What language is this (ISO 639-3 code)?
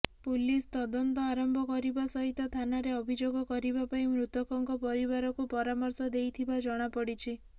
ori